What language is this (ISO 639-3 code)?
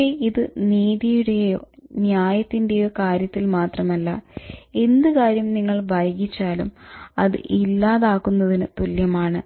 mal